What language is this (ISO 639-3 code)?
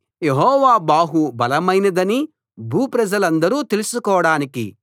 tel